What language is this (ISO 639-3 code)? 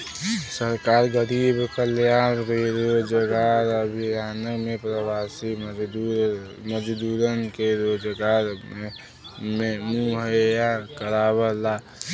bho